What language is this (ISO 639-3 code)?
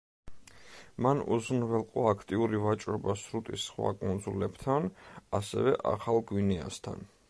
kat